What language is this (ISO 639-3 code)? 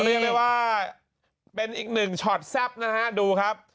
tha